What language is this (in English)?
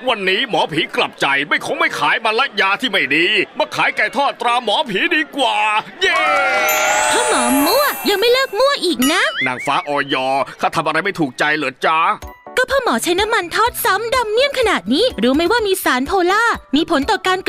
Thai